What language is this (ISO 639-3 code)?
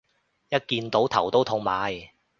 yue